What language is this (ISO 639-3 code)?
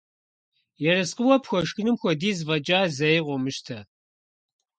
kbd